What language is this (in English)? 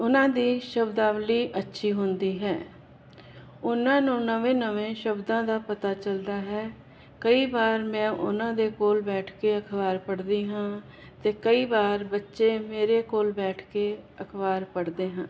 Punjabi